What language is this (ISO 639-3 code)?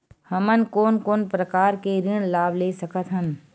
hne